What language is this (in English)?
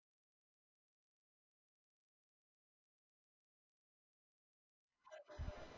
Gujarati